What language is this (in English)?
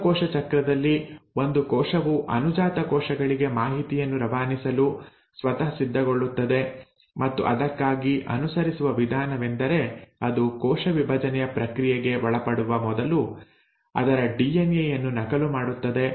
Kannada